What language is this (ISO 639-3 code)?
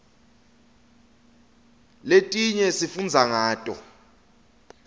ssw